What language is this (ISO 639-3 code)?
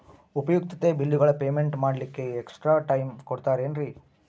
kan